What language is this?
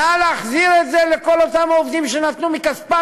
Hebrew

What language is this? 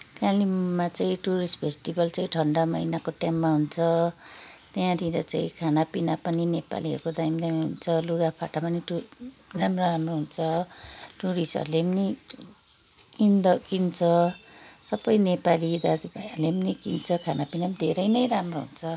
Nepali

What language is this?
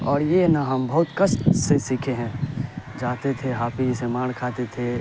Urdu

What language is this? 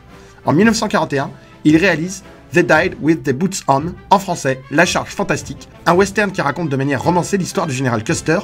French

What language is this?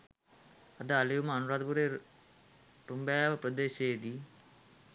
Sinhala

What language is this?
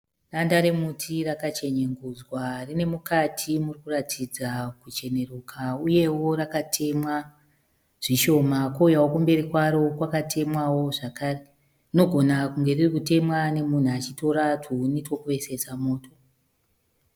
Shona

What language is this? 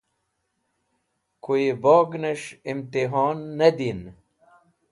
Wakhi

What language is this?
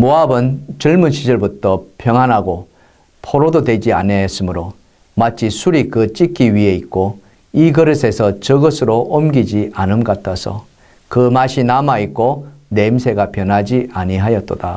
Korean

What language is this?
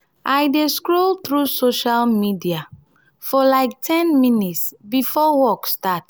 Nigerian Pidgin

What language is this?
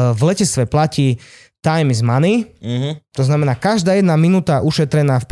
Slovak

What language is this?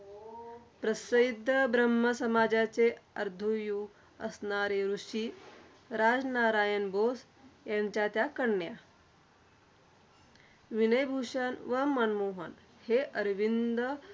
Marathi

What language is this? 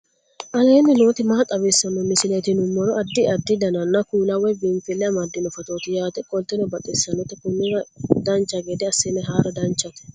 Sidamo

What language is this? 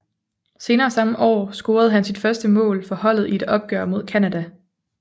Danish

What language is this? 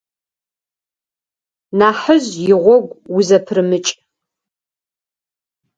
Adyghe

